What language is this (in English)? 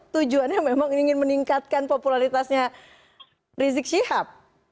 Indonesian